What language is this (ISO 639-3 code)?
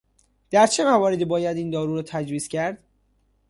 fas